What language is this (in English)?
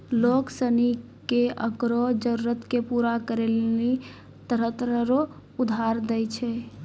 Maithili